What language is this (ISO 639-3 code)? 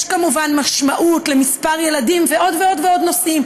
heb